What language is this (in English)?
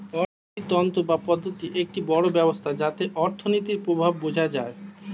Bangla